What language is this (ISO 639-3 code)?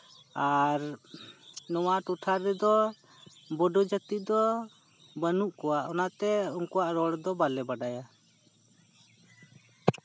sat